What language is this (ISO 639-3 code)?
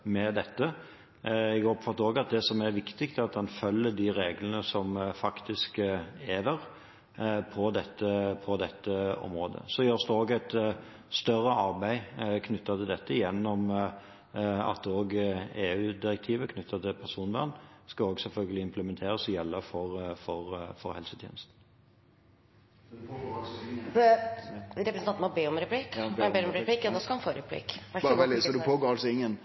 nor